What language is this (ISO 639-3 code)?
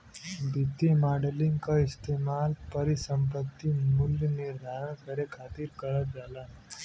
bho